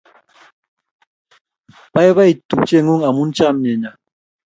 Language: Kalenjin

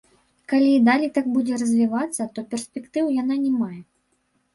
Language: Belarusian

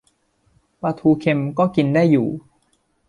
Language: Thai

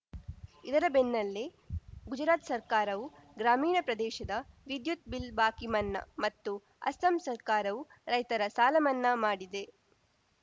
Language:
Kannada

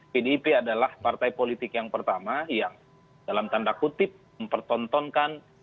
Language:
Indonesian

